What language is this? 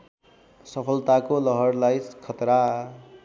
Nepali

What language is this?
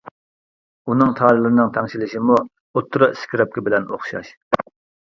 Uyghur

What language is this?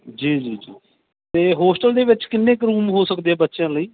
Punjabi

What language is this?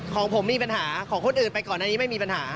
Thai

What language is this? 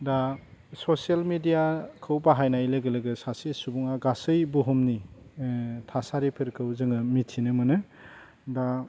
Bodo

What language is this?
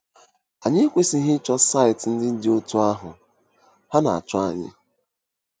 Igbo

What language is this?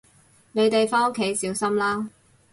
Cantonese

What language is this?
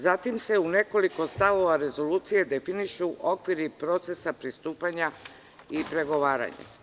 Serbian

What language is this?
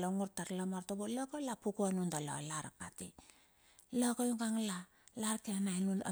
Bilur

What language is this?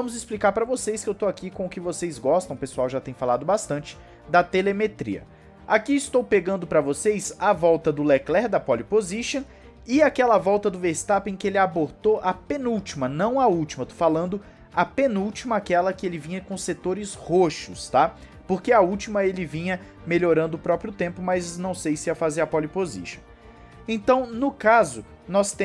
Portuguese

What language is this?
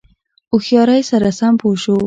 Pashto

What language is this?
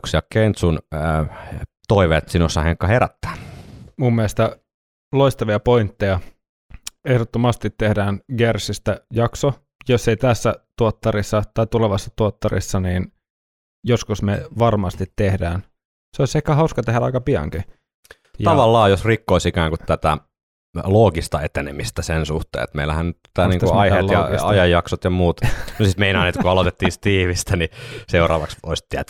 Finnish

